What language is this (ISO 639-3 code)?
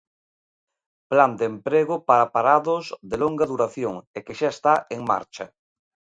glg